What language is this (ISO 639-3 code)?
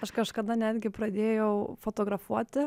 lit